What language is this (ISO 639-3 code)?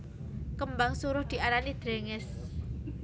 jav